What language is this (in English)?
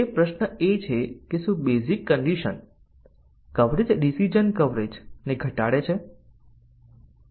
Gujarati